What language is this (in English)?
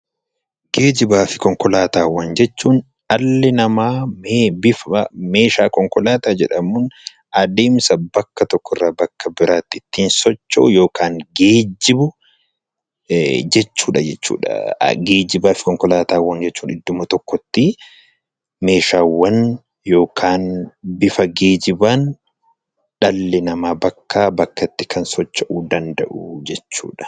Oromo